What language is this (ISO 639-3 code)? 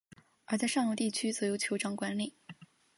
zho